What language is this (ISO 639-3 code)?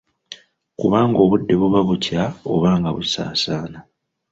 lug